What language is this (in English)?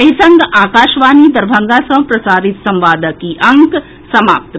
Maithili